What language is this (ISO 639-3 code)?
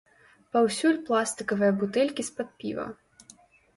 bel